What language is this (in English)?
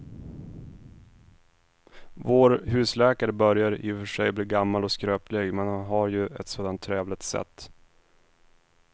Swedish